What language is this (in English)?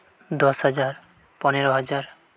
Santali